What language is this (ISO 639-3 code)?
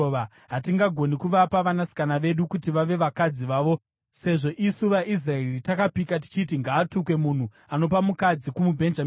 sna